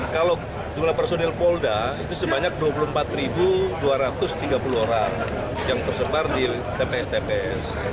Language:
Indonesian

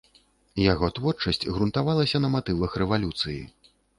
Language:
Belarusian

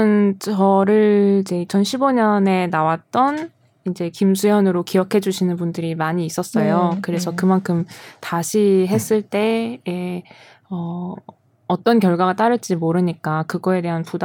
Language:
Korean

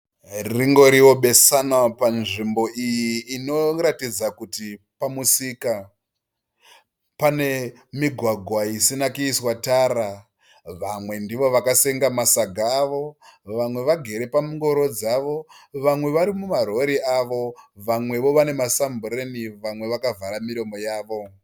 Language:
Shona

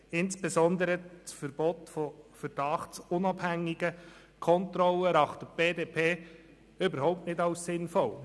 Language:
Swiss German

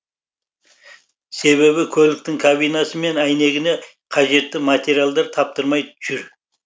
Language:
Kazakh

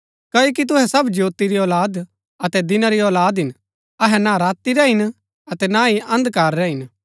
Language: Gaddi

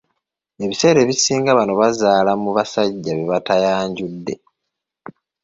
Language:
Ganda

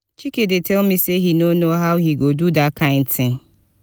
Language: Nigerian Pidgin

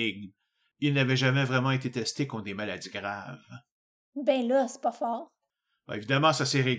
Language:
French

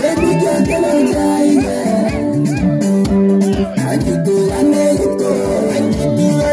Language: English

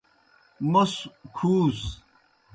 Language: Kohistani Shina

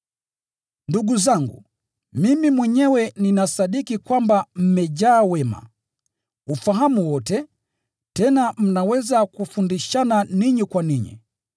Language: Swahili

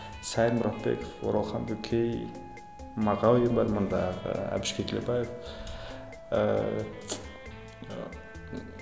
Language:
Kazakh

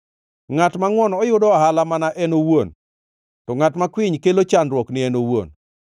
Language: Luo (Kenya and Tanzania)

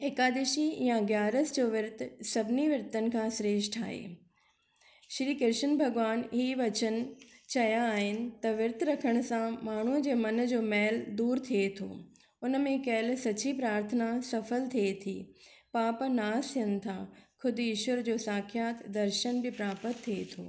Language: Sindhi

